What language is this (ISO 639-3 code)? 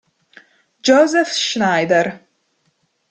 ita